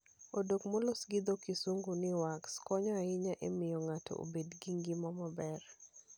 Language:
Luo (Kenya and Tanzania)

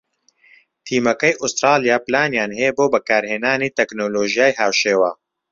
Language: Central Kurdish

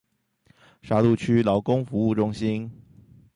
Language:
Chinese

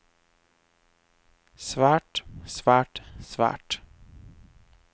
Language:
Norwegian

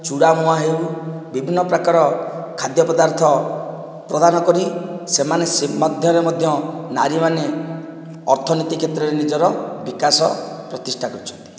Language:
Odia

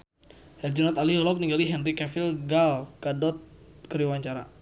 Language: Sundanese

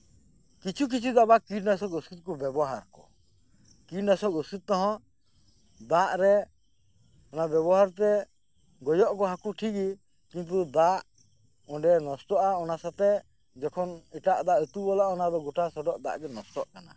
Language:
Santali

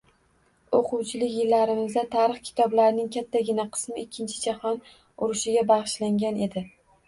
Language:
Uzbek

